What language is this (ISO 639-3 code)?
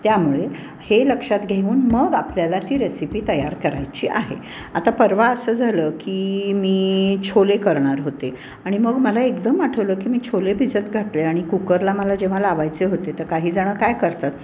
mar